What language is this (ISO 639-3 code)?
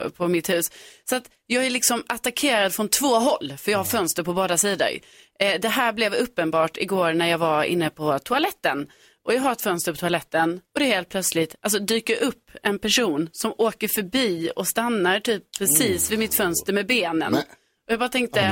swe